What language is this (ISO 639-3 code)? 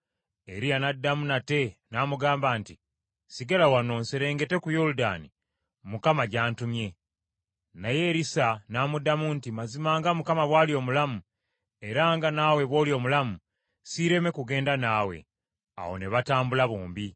lug